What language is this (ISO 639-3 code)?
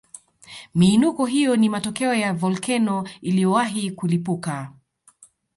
swa